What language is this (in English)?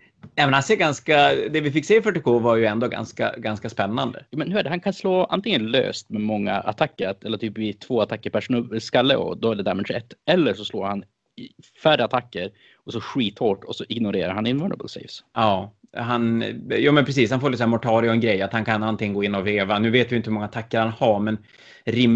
Swedish